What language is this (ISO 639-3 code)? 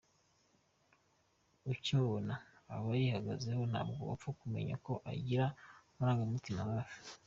kin